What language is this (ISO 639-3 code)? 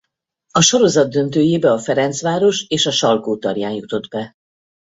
hun